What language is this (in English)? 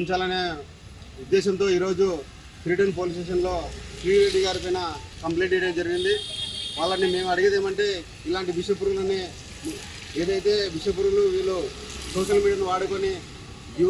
Telugu